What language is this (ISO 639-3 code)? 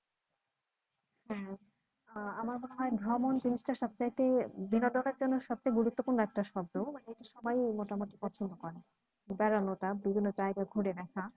ben